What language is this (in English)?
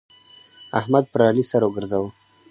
Pashto